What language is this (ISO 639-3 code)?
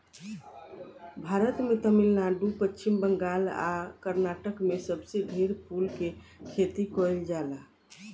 bho